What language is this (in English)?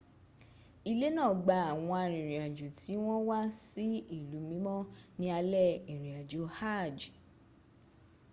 Yoruba